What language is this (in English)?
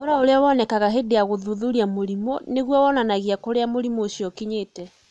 Kikuyu